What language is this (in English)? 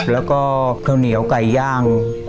Thai